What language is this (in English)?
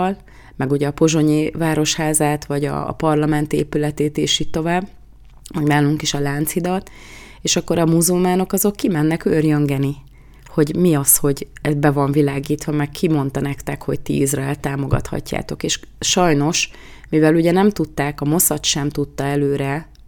Hungarian